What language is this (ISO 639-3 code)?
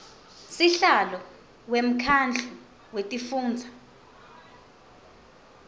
ssw